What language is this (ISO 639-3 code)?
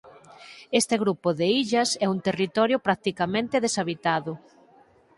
glg